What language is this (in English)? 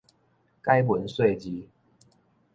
Min Nan Chinese